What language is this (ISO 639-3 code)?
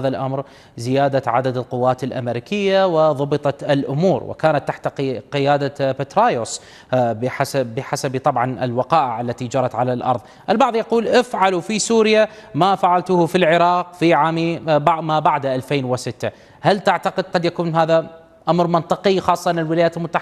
ara